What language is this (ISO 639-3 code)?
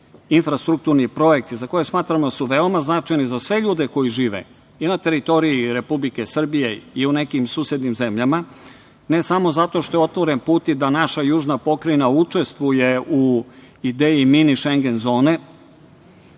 srp